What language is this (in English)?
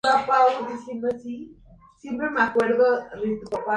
Spanish